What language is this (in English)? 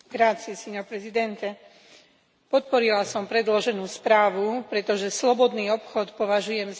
Slovak